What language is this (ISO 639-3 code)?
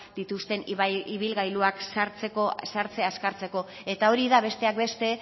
eus